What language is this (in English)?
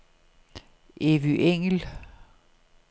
Danish